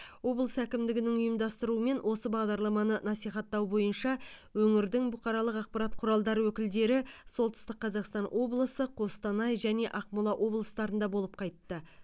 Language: Kazakh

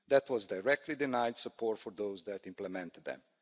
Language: English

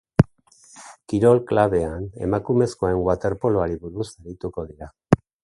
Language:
Basque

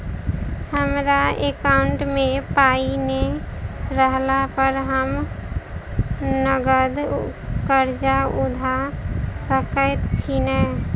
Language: Maithili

